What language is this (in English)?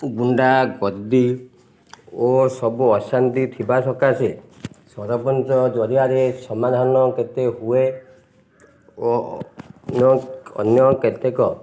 Odia